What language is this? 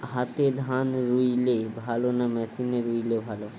Bangla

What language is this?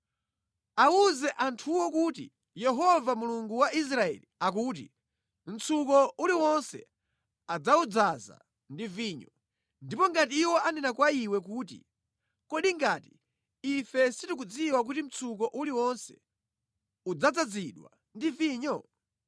Nyanja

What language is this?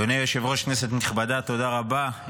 Hebrew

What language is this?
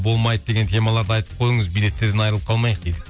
Kazakh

